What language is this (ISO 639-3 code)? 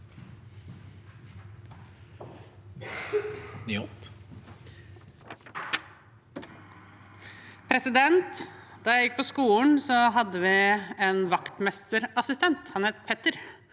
nor